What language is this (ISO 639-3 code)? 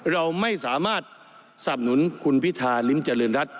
tha